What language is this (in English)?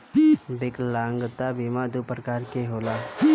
Bhojpuri